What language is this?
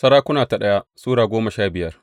Hausa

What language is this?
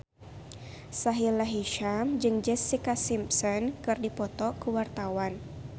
Sundanese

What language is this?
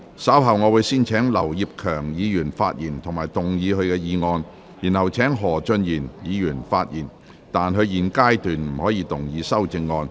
Cantonese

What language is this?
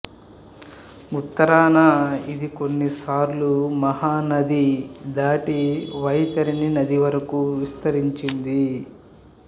Telugu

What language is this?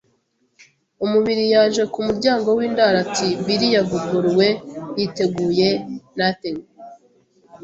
Kinyarwanda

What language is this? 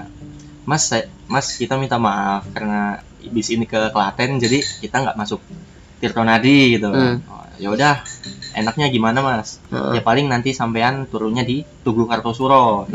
Indonesian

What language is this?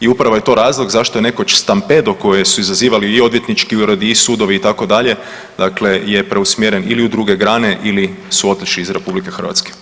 Croatian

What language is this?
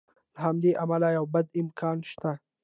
Pashto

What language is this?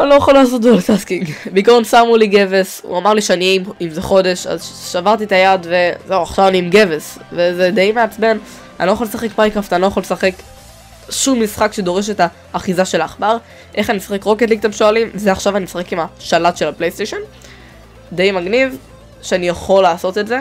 Hebrew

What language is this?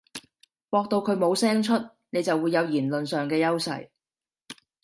Cantonese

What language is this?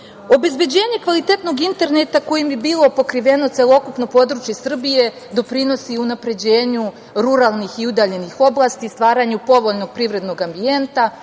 Serbian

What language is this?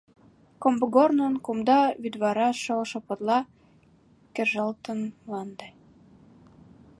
Mari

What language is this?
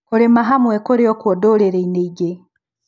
Kikuyu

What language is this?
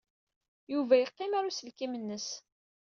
Kabyle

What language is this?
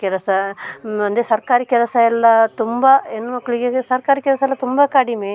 Kannada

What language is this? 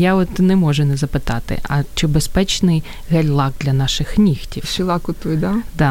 Ukrainian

